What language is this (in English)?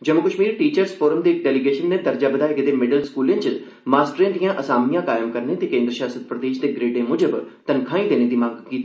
Dogri